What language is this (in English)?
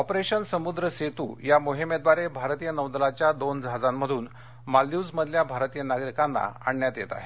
Marathi